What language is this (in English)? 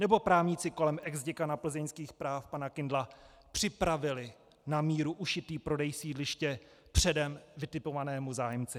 Czech